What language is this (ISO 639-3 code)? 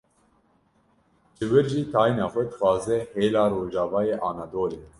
kur